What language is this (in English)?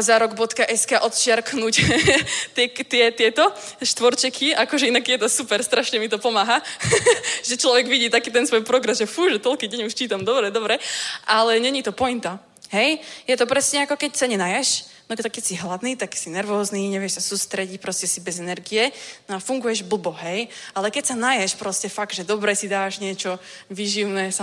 Czech